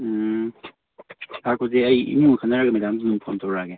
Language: Manipuri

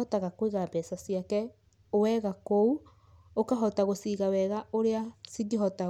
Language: Kikuyu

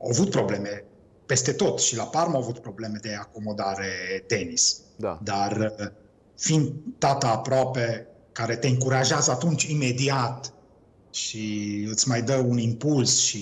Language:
Romanian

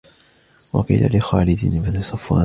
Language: Arabic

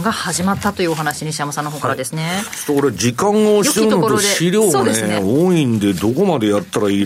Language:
Japanese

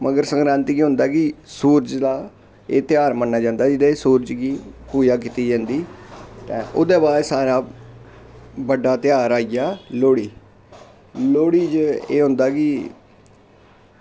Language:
Dogri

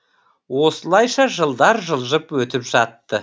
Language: Kazakh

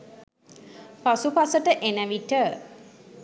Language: Sinhala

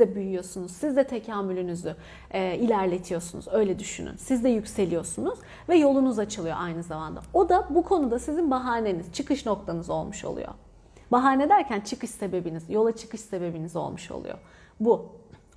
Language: Turkish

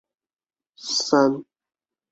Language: Chinese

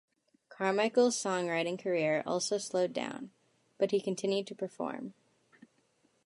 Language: English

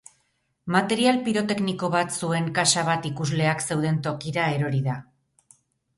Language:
Basque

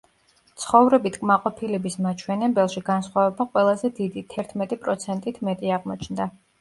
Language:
Georgian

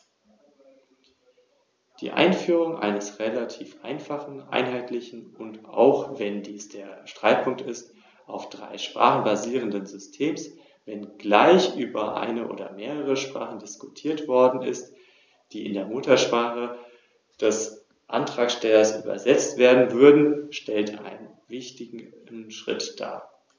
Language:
German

